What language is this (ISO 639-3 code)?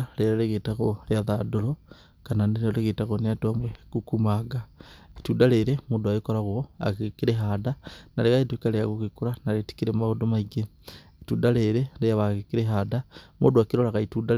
kik